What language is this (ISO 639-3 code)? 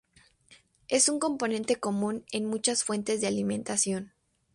spa